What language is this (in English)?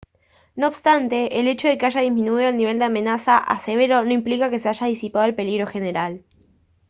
Spanish